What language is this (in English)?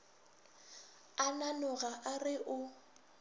Northern Sotho